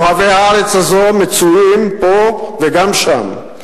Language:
Hebrew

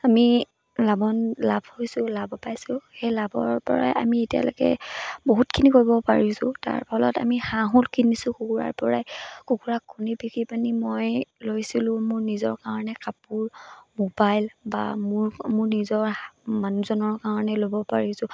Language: Assamese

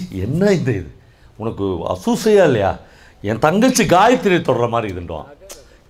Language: Korean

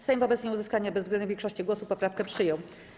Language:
Polish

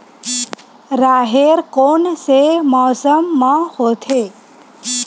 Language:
Chhattisgarhi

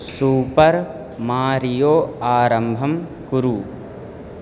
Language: Sanskrit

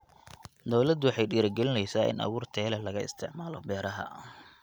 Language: Somali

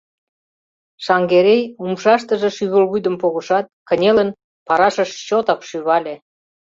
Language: Mari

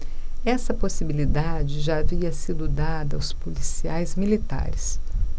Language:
Portuguese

